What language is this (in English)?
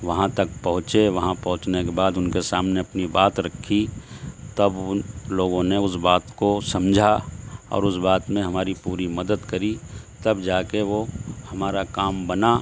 Urdu